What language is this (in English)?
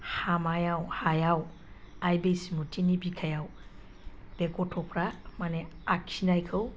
Bodo